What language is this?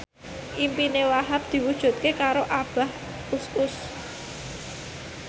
Javanese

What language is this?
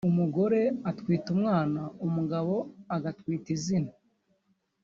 Kinyarwanda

